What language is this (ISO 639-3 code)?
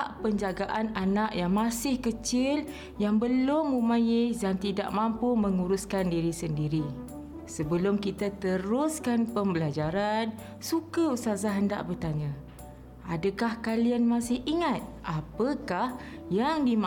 msa